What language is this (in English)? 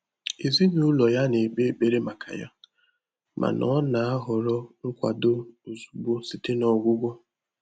Igbo